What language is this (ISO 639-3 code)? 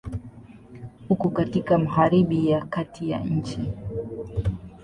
swa